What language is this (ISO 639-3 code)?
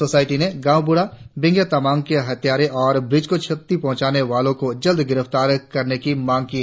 hin